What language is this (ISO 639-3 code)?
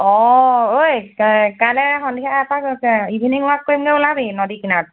asm